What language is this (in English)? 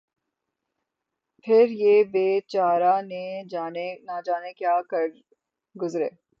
Urdu